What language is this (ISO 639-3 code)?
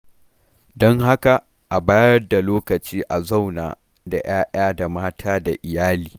hau